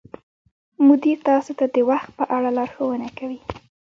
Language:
Pashto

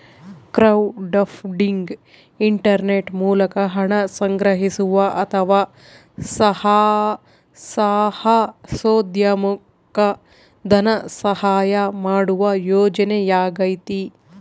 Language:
Kannada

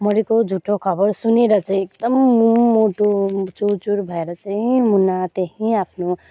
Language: Nepali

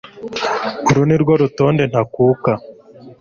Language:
Kinyarwanda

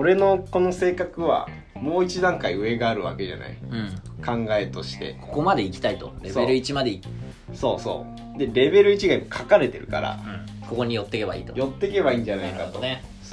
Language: Japanese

